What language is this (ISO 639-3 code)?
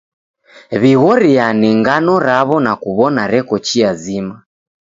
dav